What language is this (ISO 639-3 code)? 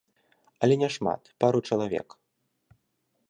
bel